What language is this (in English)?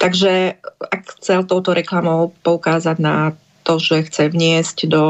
Slovak